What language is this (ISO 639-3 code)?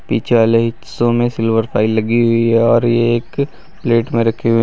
hin